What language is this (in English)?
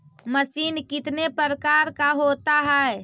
Magahi